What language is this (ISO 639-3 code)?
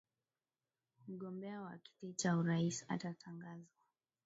swa